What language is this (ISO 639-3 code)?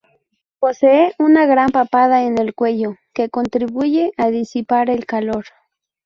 spa